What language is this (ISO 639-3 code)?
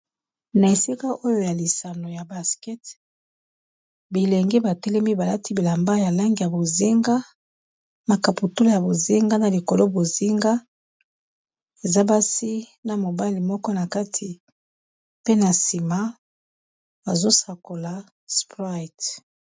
lin